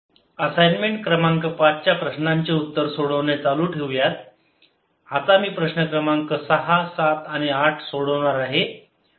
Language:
Marathi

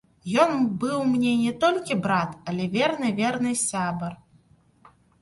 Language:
Belarusian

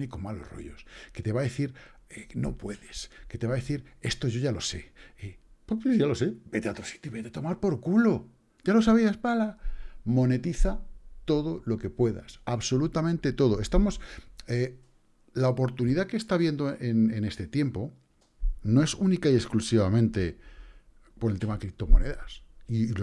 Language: Spanish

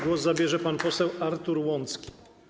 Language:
Polish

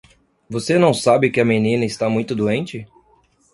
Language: Portuguese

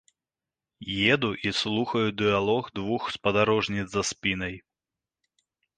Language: Belarusian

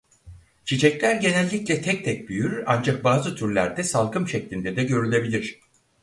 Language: Turkish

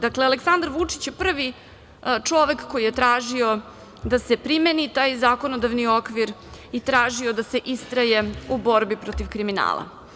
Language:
Serbian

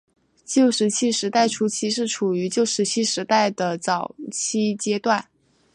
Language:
Chinese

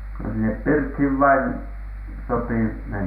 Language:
Finnish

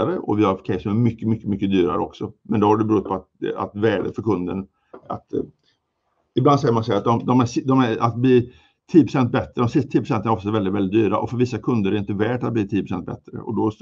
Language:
Swedish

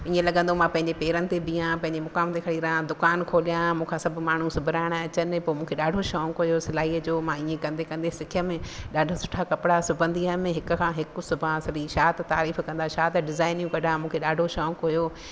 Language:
Sindhi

